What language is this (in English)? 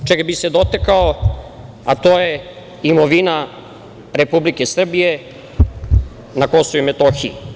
Serbian